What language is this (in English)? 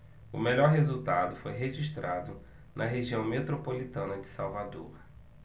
Portuguese